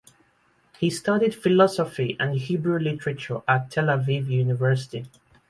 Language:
English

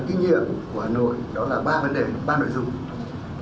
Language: Vietnamese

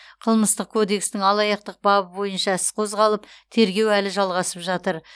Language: Kazakh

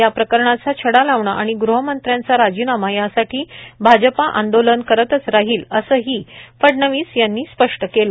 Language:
Marathi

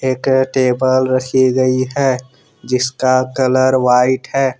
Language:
Hindi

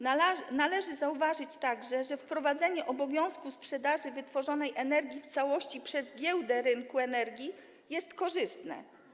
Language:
Polish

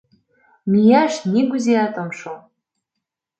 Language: Mari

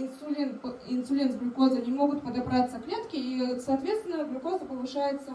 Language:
Russian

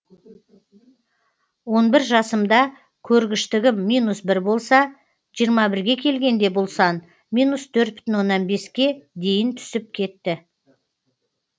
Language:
Kazakh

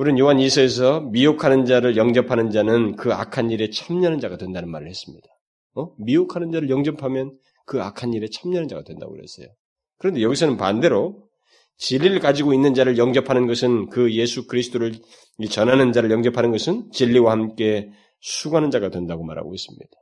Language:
Korean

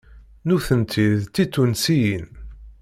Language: Kabyle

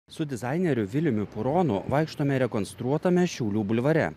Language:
Lithuanian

